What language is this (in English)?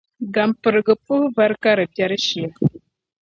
Dagbani